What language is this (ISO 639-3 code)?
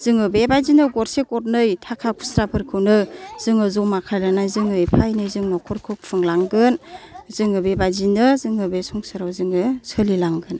brx